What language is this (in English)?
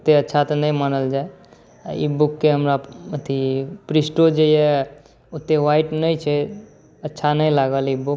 Maithili